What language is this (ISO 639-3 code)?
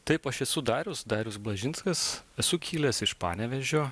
lit